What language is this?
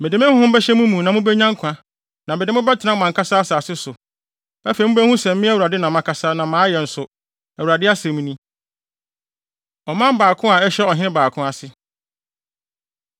Akan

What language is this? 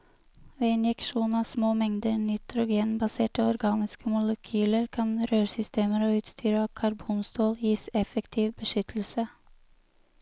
Norwegian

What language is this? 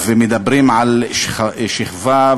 Hebrew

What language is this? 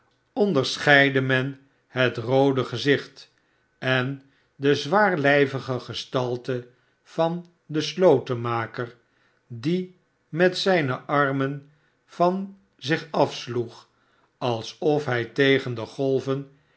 Dutch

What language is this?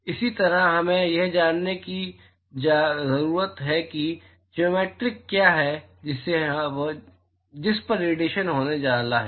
Hindi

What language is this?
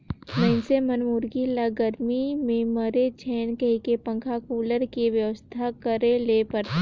Chhattisgarhi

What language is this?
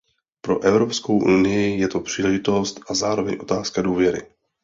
Czech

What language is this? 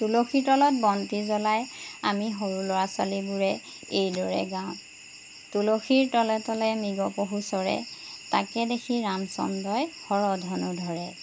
Assamese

